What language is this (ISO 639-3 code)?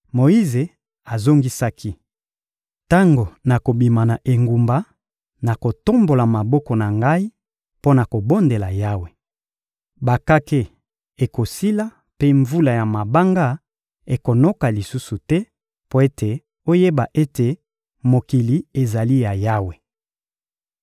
lin